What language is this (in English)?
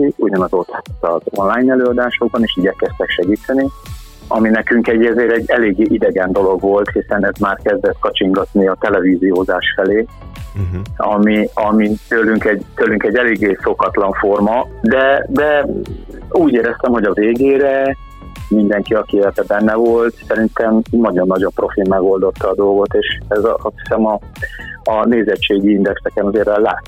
Hungarian